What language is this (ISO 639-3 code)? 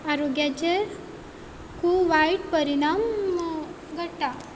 kok